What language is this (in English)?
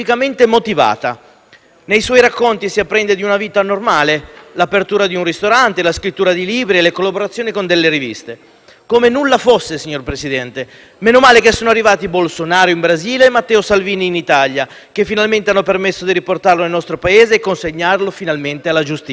Italian